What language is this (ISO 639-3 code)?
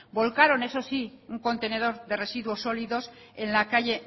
spa